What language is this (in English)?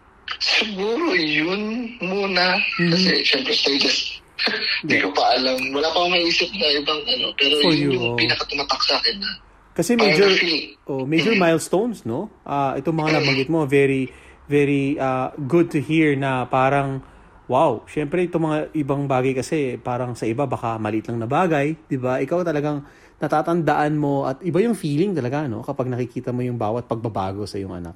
Filipino